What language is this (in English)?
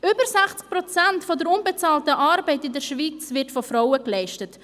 Swiss German